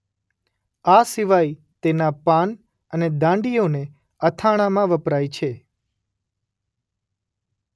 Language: Gujarati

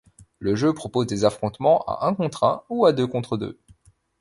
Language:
French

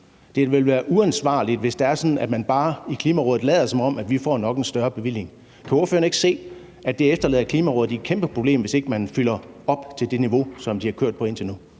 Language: Danish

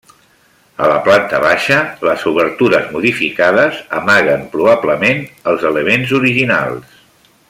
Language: Catalan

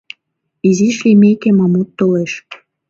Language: Mari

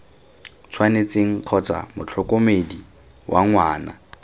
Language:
Tswana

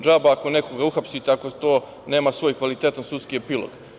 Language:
Serbian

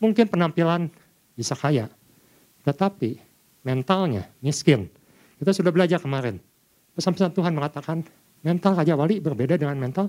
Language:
Indonesian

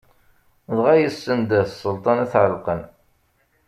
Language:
Kabyle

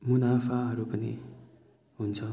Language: Nepali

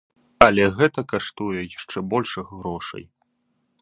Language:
Belarusian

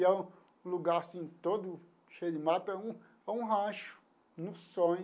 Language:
Portuguese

